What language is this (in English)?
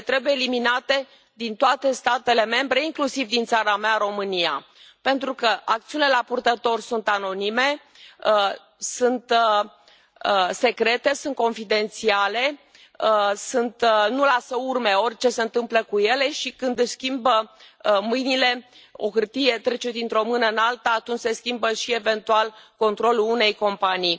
Romanian